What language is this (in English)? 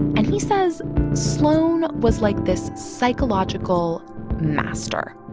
English